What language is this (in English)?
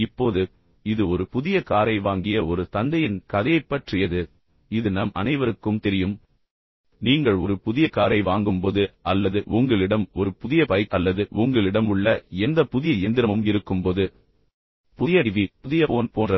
Tamil